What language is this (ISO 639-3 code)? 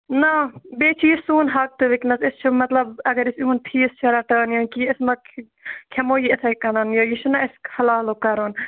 kas